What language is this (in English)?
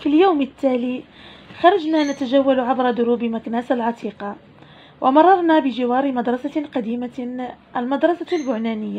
Arabic